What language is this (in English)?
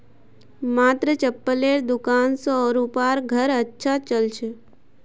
Magahi